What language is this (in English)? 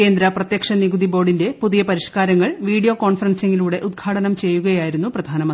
Malayalam